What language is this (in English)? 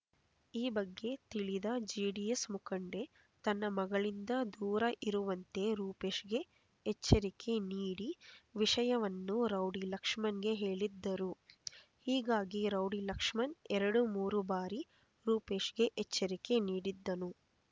Kannada